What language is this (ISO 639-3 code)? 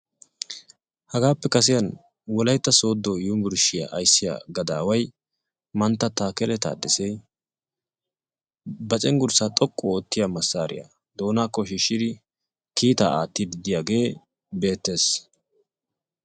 wal